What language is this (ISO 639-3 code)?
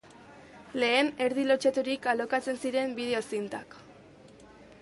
eus